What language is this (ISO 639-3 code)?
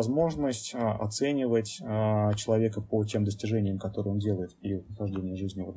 rus